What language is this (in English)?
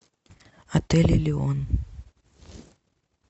Russian